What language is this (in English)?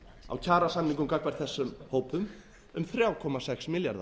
Icelandic